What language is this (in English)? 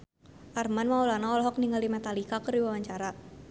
Sundanese